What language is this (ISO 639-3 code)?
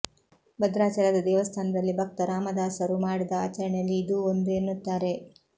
kan